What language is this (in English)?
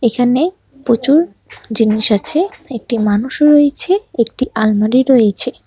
Bangla